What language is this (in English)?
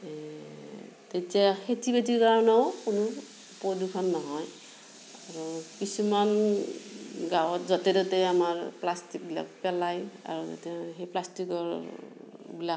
Assamese